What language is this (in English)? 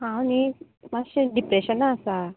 Konkani